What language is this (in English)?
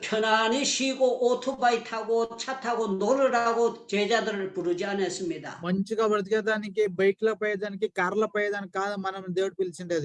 Korean